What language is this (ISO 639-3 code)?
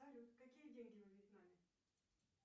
rus